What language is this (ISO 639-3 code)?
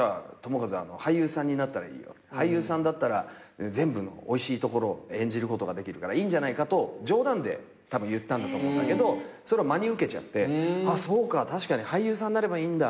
jpn